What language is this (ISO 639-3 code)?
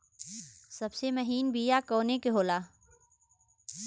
bho